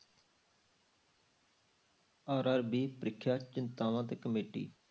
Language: Punjabi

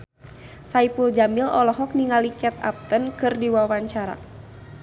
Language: Sundanese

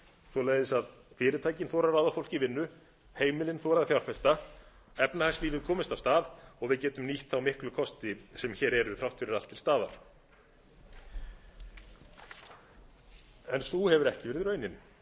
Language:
Icelandic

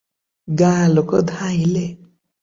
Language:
Odia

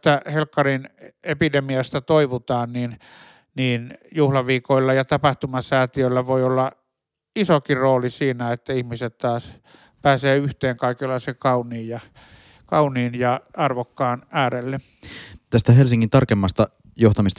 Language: Finnish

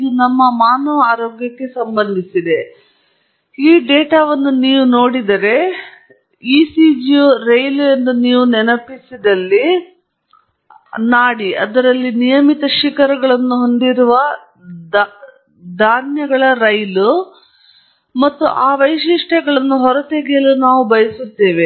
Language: Kannada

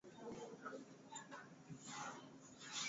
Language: Swahili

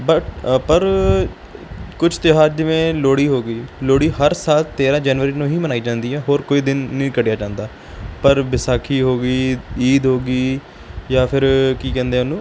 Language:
Punjabi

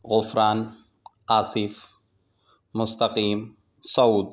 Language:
Urdu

